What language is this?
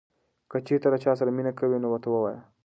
Pashto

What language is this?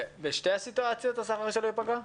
Hebrew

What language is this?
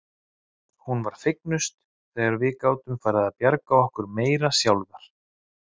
Icelandic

